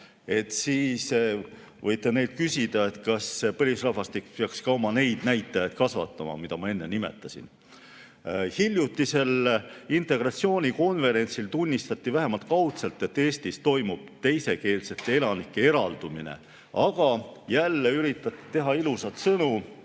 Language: Estonian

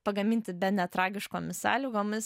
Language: Lithuanian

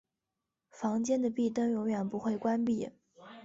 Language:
Chinese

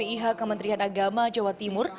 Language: Indonesian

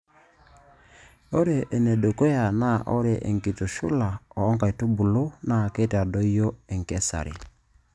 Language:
Masai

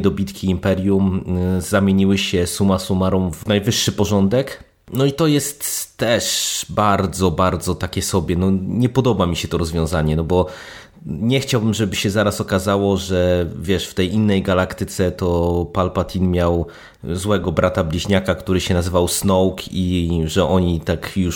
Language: Polish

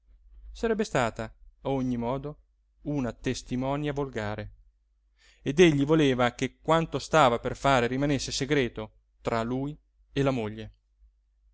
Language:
Italian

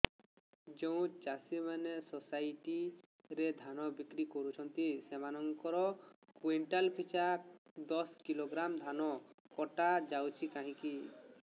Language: Odia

